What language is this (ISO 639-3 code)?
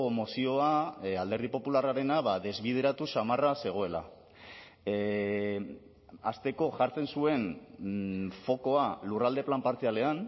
eus